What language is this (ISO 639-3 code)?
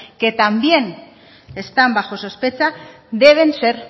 spa